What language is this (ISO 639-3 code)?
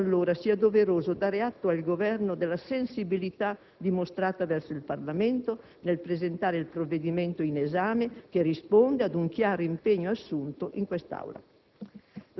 ita